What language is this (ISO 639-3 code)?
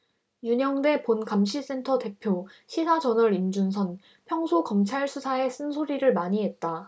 kor